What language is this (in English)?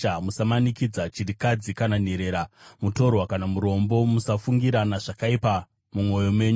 Shona